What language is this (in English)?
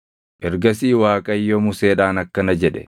Oromo